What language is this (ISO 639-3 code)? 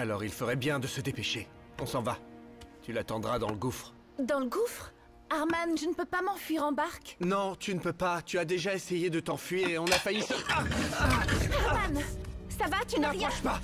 fra